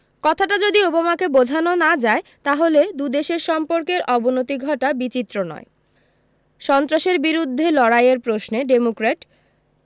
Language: Bangla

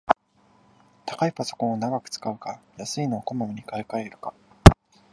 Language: Japanese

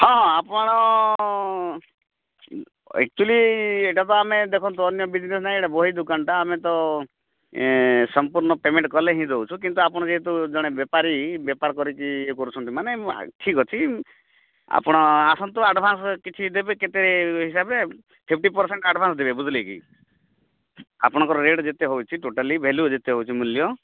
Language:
Odia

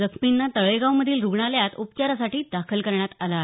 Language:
Marathi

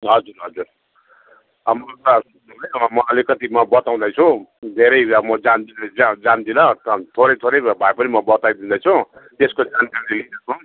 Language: Nepali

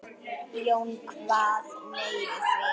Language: Icelandic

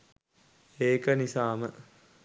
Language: Sinhala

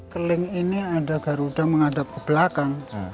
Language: Indonesian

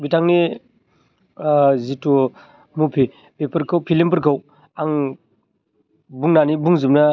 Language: Bodo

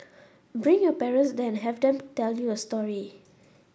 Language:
English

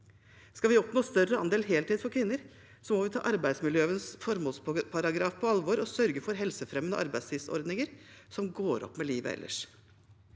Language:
Norwegian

